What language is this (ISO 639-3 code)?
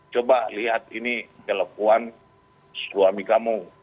ind